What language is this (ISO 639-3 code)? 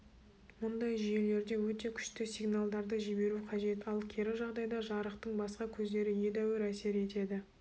kaz